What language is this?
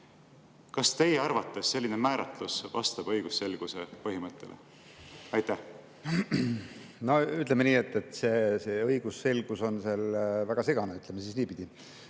Estonian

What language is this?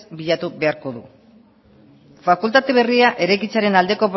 Basque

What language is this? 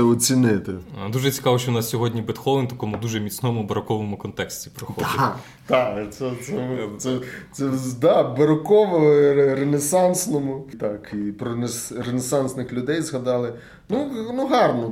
Ukrainian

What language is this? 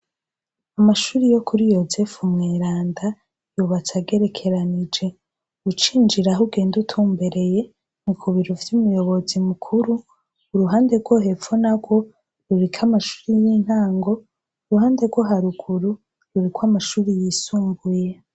Rundi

